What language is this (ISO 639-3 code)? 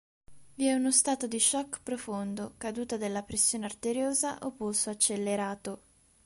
ita